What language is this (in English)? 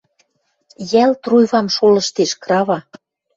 Western Mari